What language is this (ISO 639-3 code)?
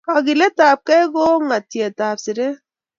kln